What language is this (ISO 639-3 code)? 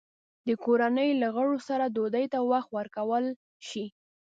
pus